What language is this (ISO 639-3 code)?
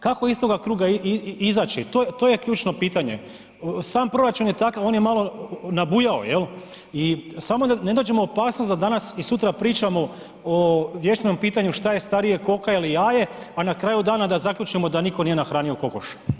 hrv